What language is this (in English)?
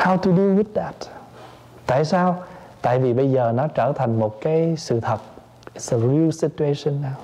Vietnamese